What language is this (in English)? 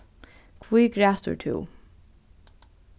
Faroese